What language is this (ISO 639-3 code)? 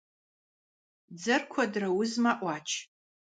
kbd